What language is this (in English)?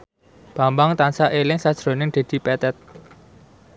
Javanese